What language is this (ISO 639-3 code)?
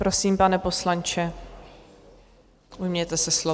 ces